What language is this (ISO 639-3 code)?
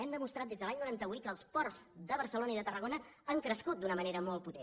cat